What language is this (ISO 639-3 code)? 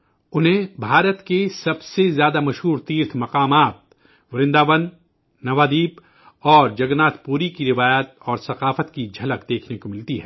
urd